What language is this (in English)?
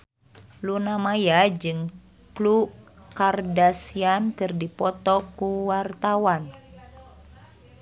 Sundanese